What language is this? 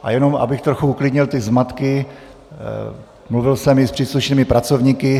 Czech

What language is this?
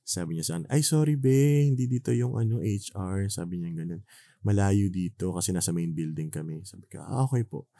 Filipino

